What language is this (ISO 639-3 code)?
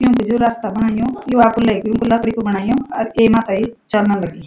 gbm